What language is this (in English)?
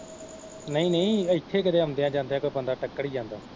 Punjabi